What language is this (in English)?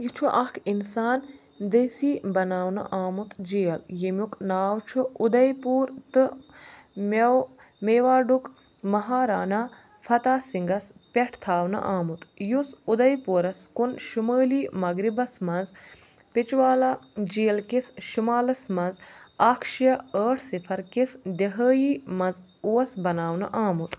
Kashmiri